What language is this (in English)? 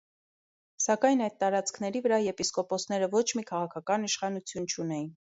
Armenian